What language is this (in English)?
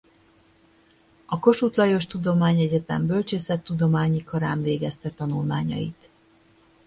Hungarian